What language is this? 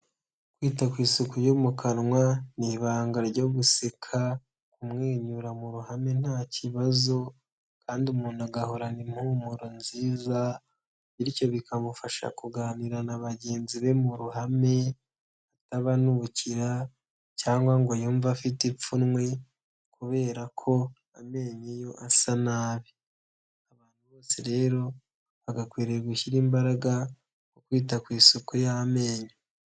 Kinyarwanda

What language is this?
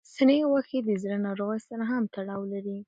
Pashto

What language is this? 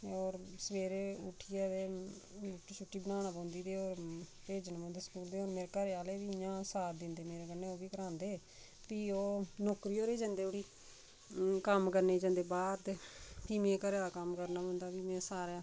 Dogri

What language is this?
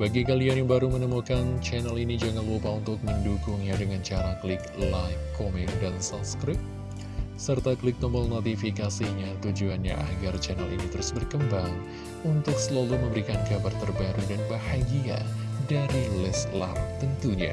Indonesian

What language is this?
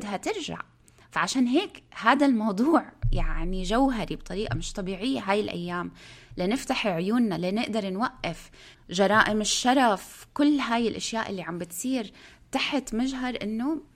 Arabic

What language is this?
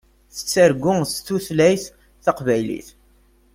Kabyle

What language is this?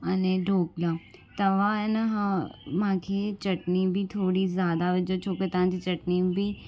Sindhi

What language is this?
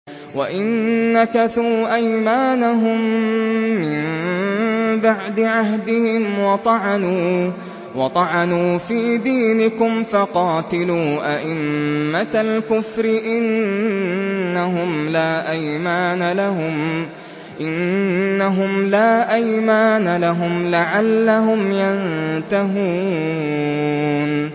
Arabic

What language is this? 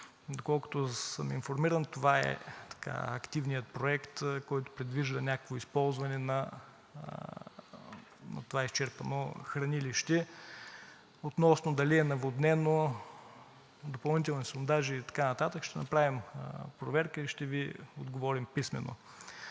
Bulgarian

